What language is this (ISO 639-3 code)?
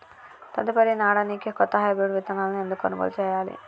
tel